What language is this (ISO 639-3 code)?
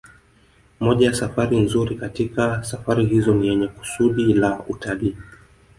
swa